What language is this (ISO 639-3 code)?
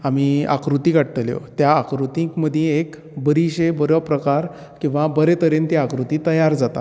kok